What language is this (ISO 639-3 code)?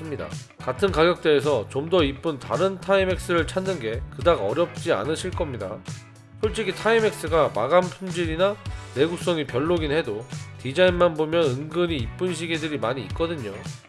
kor